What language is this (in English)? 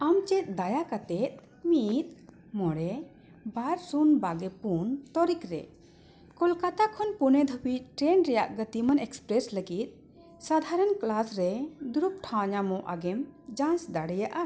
Santali